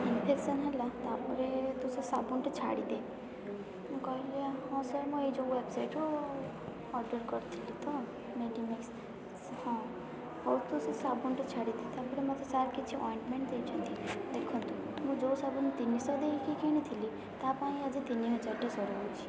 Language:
Odia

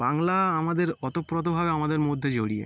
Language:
Bangla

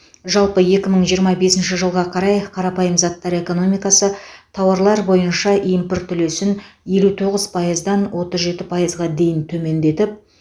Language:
Kazakh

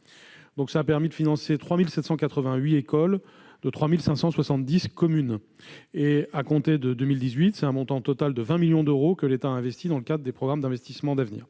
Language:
French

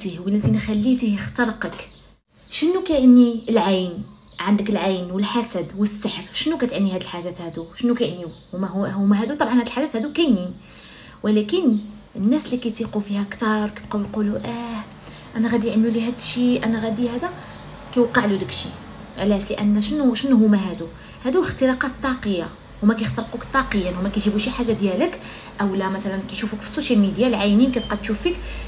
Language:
Arabic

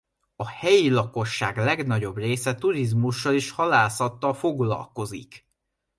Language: Hungarian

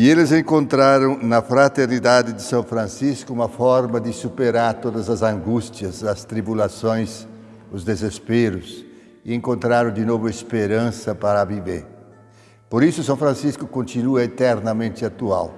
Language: Portuguese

